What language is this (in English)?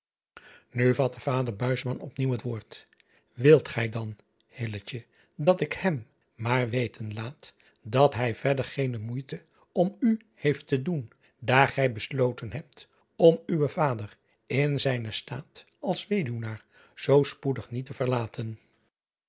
Dutch